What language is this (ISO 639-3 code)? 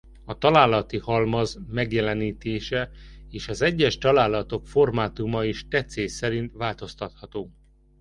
hun